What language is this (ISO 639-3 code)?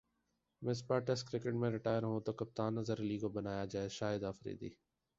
urd